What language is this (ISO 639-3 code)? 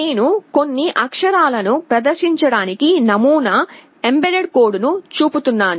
tel